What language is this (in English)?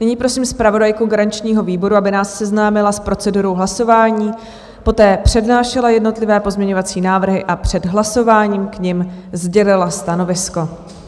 Czech